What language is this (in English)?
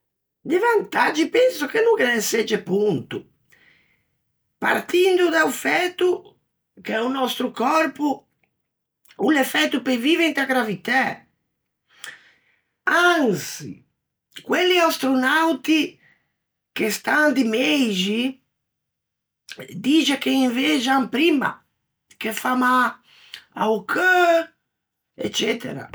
Ligurian